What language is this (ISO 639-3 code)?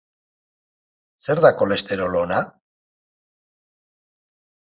eus